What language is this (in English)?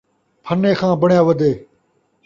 Saraiki